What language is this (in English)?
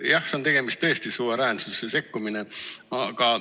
Estonian